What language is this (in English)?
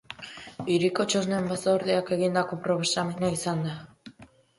Basque